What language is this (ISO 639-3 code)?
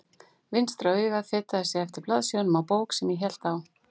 isl